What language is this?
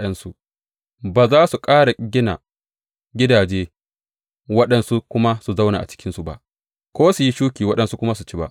Hausa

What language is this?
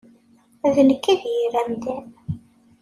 Kabyle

